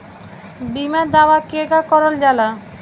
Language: Bhojpuri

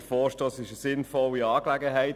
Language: Swiss German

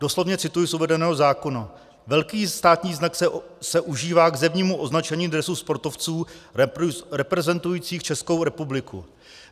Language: Czech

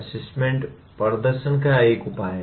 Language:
Hindi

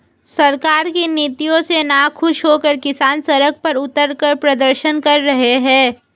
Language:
Hindi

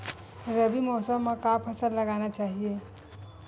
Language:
Chhattisgarhi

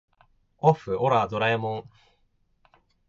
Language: Japanese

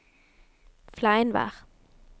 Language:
Norwegian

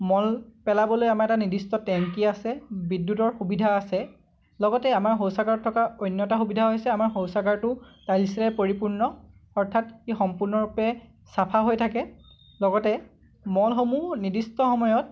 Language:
Assamese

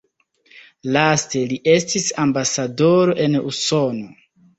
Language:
Esperanto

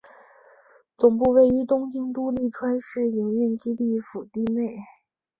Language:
Chinese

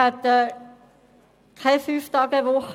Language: Swiss German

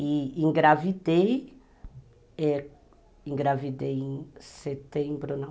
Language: Portuguese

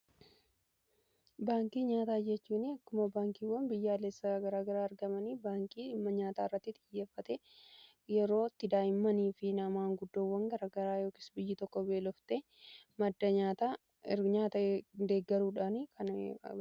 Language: Oromo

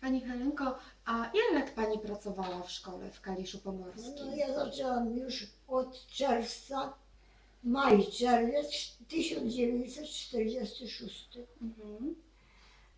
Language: Polish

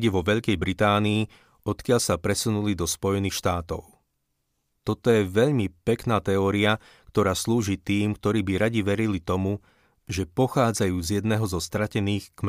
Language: Slovak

